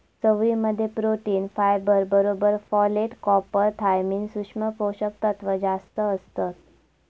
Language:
Marathi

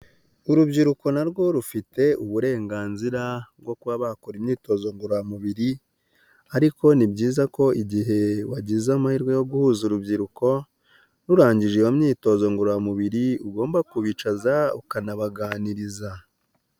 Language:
Kinyarwanda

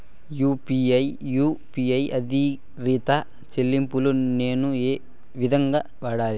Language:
Telugu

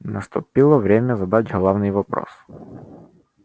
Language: Russian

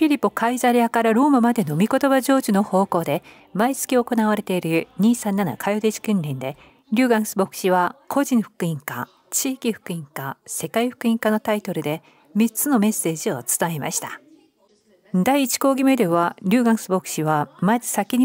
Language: Japanese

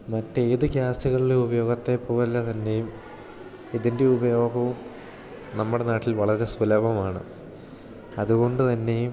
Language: Malayalam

